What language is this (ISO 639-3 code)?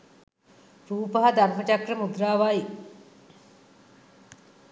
sin